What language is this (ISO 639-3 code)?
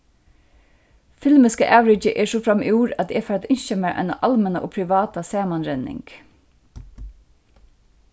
fao